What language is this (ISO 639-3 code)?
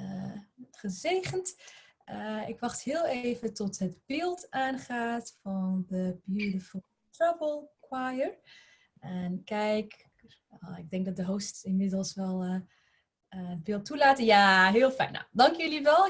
nld